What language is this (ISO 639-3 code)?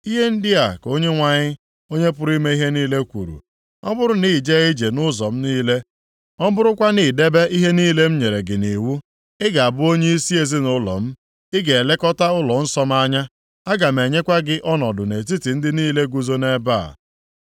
ibo